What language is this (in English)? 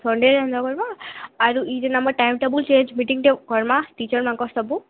Odia